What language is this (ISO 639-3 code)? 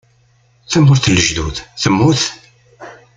kab